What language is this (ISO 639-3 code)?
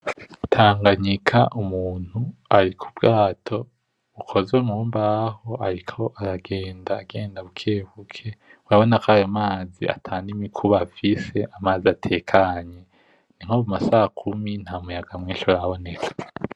run